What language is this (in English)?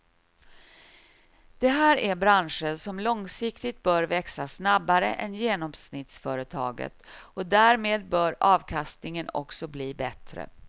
Swedish